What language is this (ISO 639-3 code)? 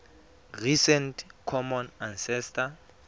tsn